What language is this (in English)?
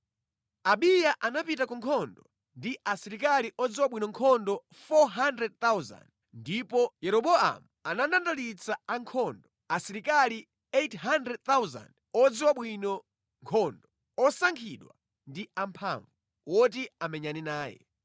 Nyanja